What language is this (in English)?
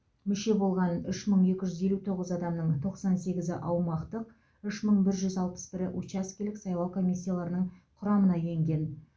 Kazakh